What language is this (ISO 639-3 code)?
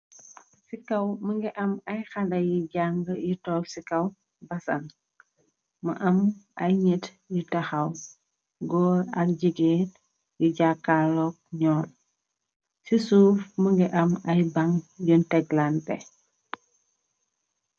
wol